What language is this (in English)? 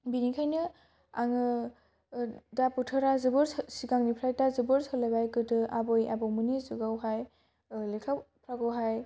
Bodo